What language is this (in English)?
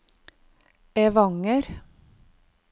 Norwegian